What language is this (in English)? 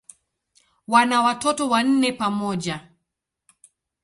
Swahili